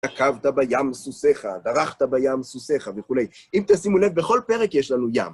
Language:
Hebrew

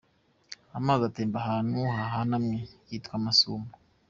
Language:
Kinyarwanda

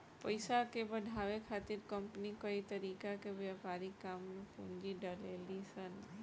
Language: Bhojpuri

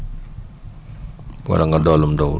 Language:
Wolof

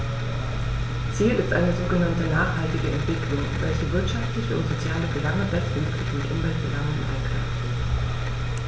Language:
German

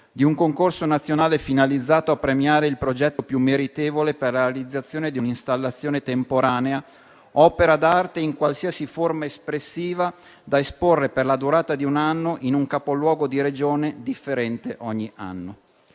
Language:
Italian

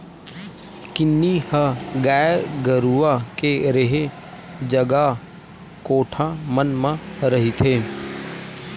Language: Chhattisgarhi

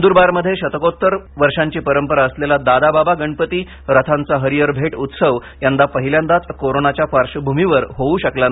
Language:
Marathi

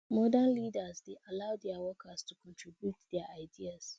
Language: Nigerian Pidgin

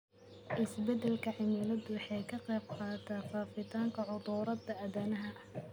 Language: Somali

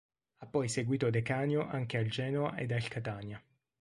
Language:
Italian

